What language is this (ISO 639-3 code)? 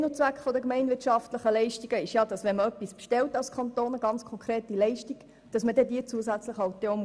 gsw